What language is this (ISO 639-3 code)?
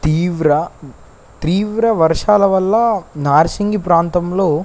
tel